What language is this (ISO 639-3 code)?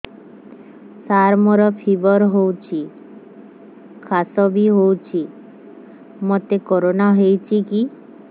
ori